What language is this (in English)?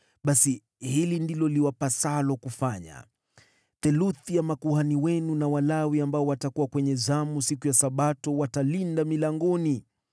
Swahili